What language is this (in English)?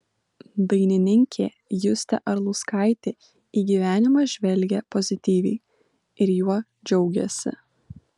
Lithuanian